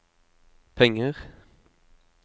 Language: Norwegian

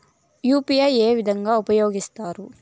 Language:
Telugu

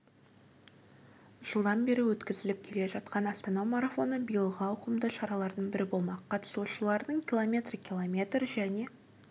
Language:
Kazakh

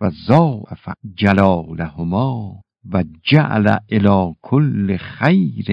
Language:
Persian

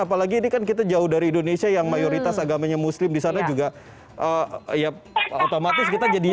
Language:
Indonesian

